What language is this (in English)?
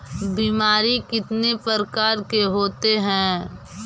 Magahi